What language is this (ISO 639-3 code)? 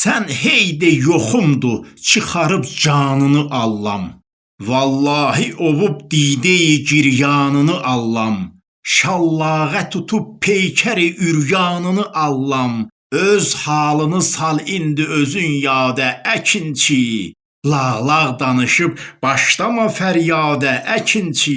tur